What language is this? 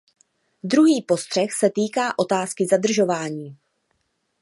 Czech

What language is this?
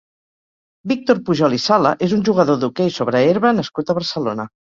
Catalan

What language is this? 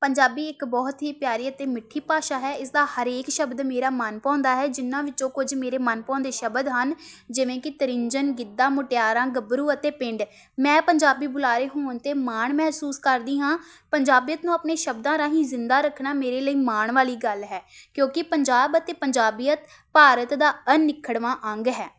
Punjabi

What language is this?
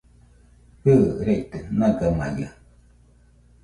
Nüpode Huitoto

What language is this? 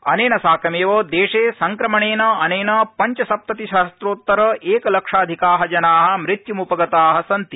Sanskrit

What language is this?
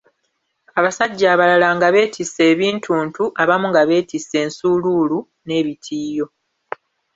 Ganda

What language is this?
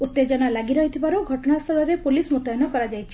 Odia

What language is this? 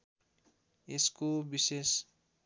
Nepali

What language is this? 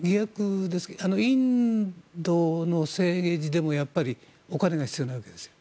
Japanese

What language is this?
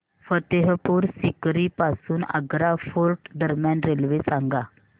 Marathi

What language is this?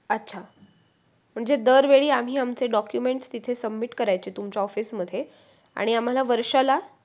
Marathi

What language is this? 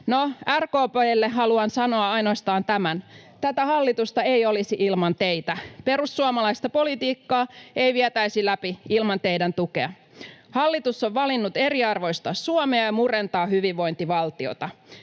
Finnish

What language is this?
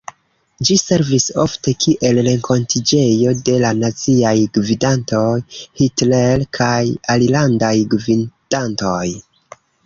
Esperanto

